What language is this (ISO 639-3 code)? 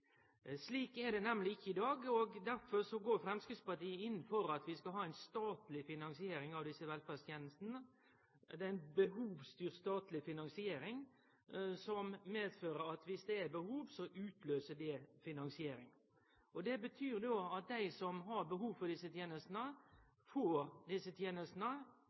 nno